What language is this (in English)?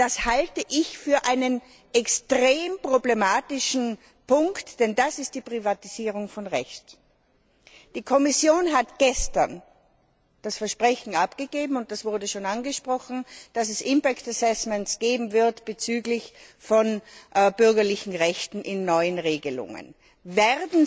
German